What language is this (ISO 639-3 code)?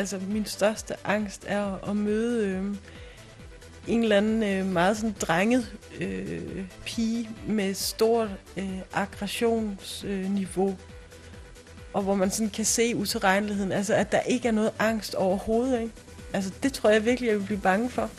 dan